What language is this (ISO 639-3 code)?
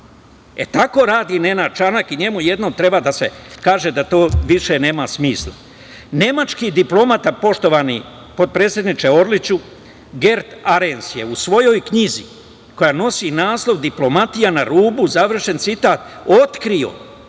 srp